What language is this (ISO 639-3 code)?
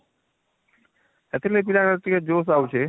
ori